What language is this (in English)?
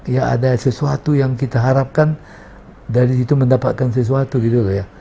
Indonesian